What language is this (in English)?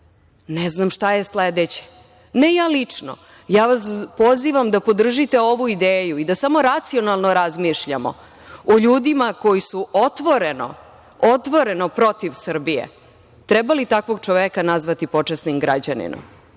Serbian